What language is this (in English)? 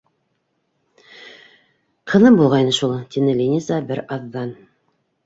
Bashkir